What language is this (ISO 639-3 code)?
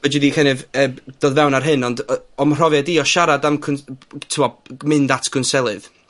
cym